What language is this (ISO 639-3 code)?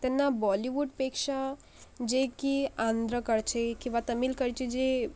mar